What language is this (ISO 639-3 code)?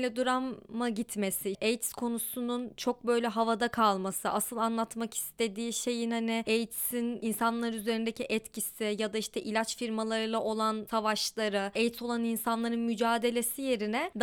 tur